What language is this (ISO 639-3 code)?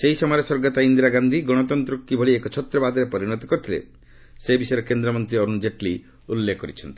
ori